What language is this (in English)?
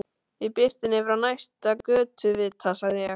Icelandic